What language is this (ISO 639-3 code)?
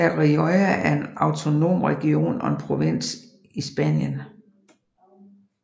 dan